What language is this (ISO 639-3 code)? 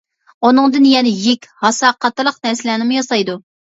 uig